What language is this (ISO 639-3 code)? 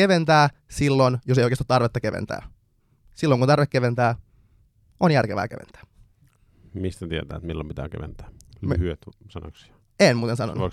fin